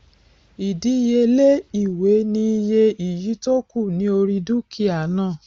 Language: Yoruba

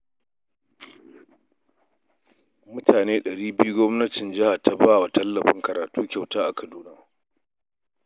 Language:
Hausa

